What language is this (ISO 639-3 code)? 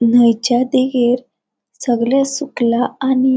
kok